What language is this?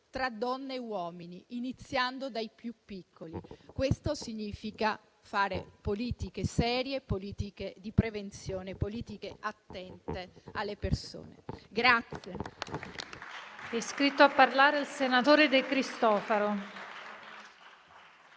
Italian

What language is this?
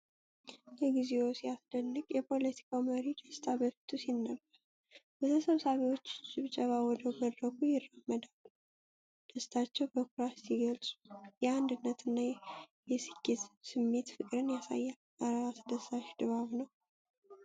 Amharic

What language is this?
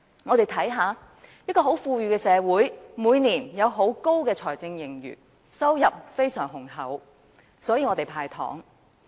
Cantonese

